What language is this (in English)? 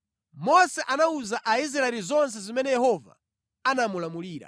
Nyanja